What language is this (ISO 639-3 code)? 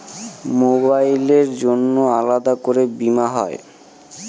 ben